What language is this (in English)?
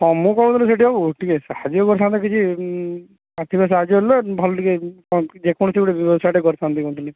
Odia